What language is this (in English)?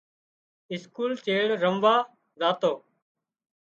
Wadiyara Koli